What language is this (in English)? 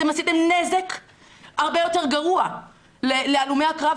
Hebrew